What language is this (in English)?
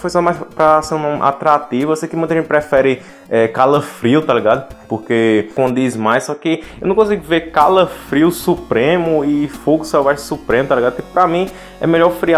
Portuguese